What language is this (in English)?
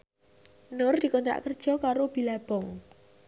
Javanese